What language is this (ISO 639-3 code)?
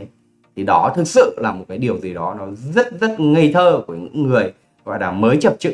vie